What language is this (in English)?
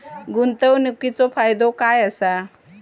Marathi